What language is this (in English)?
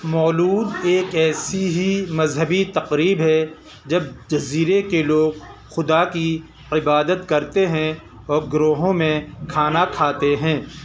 Urdu